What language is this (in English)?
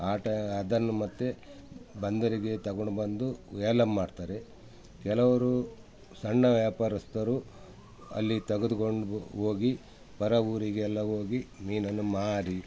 Kannada